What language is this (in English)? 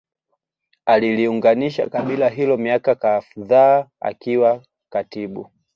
Swahili